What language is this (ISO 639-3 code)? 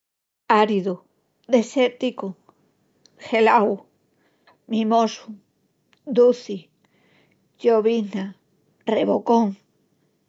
ext